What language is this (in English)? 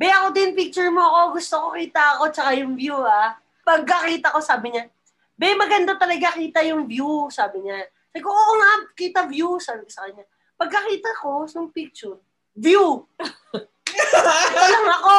Filipino